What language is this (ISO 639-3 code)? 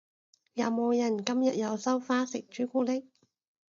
yue